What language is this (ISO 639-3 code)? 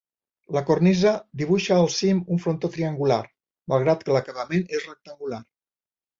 cat